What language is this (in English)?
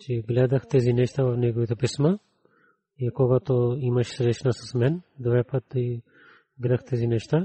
Bulgarian